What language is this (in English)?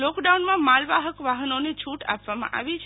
Gujarati